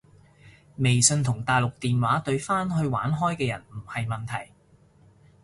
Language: Cantonese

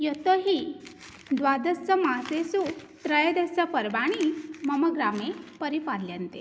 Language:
Sanskrit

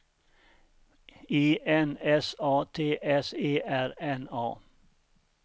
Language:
Swedish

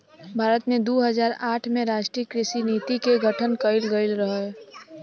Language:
Bhojpuri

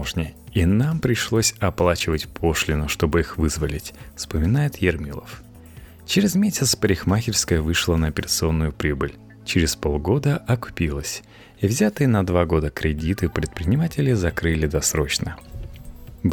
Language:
Russian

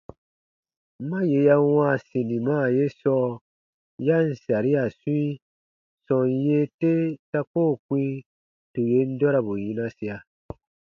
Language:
Baatonum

